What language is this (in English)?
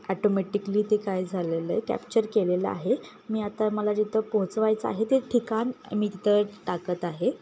Marathi